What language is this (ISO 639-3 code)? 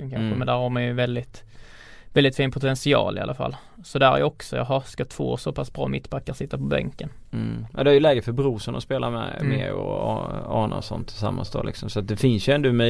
swe